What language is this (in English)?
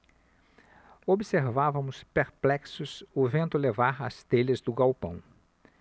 Portuguese